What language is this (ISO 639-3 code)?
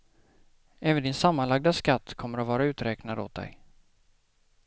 swe